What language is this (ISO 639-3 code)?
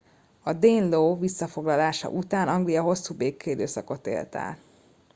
hun